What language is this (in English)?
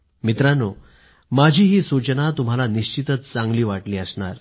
Marathi